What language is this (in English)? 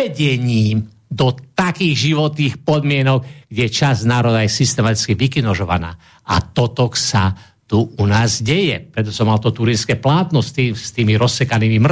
Slovak